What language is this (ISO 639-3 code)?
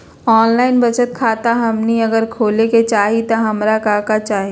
mag